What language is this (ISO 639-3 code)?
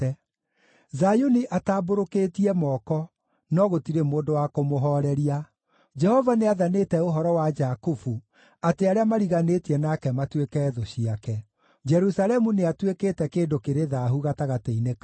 kik